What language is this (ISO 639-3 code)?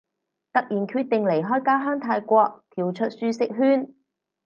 yue